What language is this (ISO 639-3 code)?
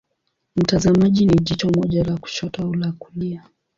swa